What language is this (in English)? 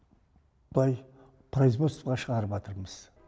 Kazakh